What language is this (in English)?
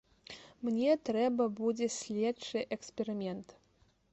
Belarusian